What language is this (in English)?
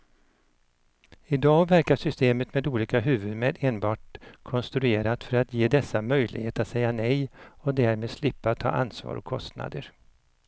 Swedish